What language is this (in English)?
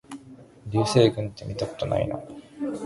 Japanese